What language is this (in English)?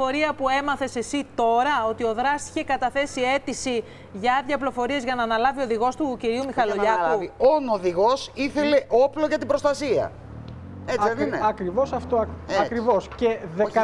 Greek